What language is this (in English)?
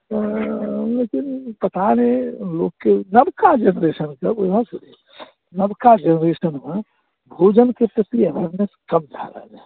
Maithili